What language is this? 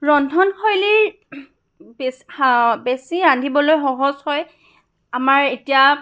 Assamese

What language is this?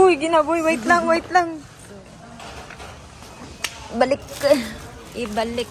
Filipino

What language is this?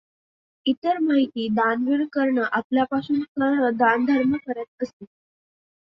Marathi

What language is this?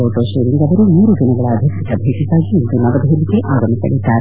Kannada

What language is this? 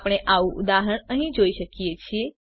Gujarati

